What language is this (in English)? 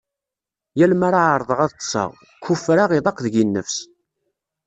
Kabyle